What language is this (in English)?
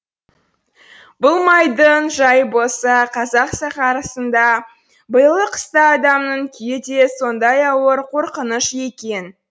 Kazakh